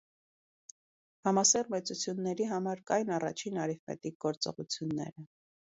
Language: Armenian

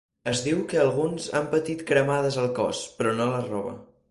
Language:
Catalan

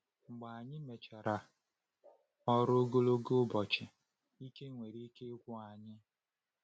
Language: Igbo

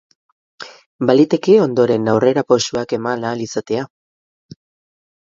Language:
Basque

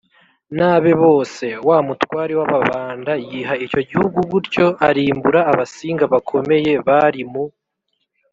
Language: Kinyarwanda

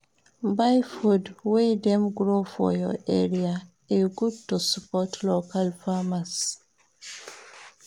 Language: Nigerian Pidgin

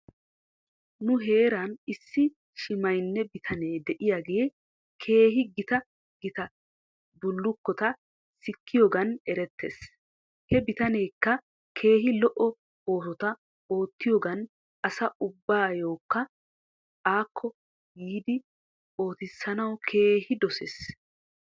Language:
Wolaytta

